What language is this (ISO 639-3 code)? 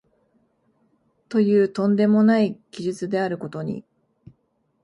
jpn